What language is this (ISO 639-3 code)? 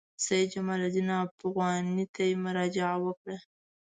pus